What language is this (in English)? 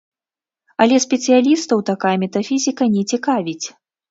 Belarusian